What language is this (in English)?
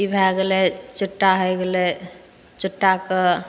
Maithili